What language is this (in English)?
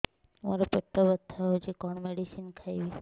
Odia